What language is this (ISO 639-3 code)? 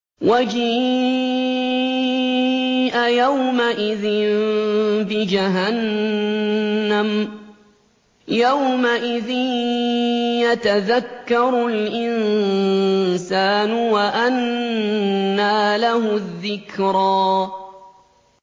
ara